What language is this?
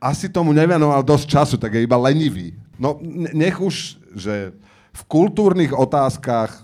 Slovak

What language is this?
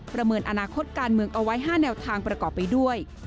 Thai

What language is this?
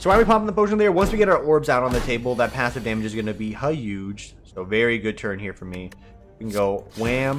English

